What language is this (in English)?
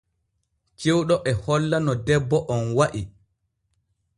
Borgu Fulfulde